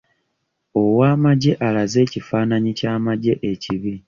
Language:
Ganda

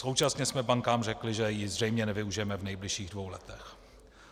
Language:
Czech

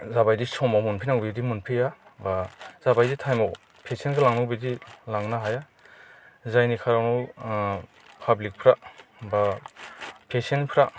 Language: Bodo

